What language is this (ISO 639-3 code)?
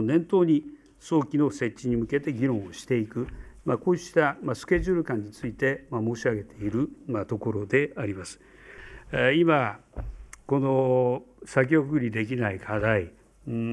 jpn